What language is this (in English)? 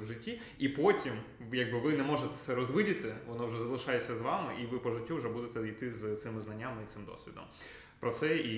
Ukrainian